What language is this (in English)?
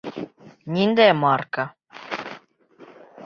Bashkir